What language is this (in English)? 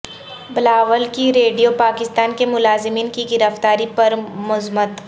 Urdu